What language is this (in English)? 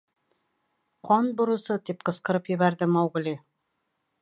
Bashkir